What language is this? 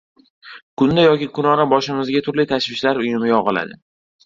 Uzbek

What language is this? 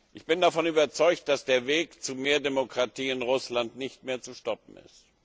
German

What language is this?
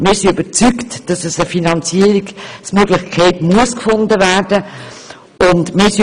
Swiss German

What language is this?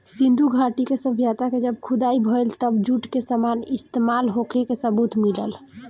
Bhojpuri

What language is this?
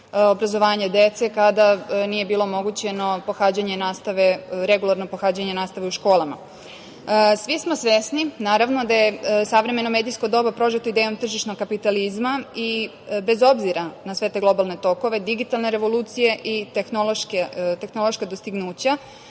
Serbian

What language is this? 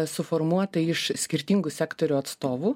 Lithuanian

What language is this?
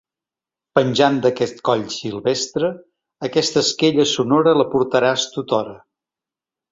Catalan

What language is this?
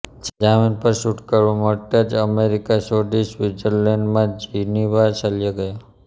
Gujarati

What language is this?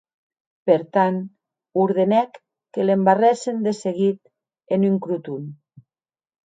Occitan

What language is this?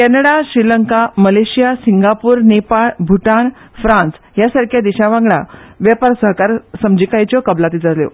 Konkani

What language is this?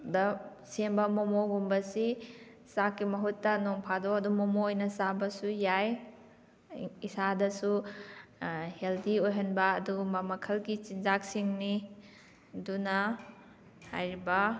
Manipuri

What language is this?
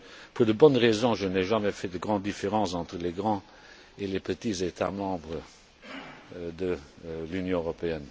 French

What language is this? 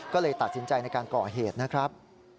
Thai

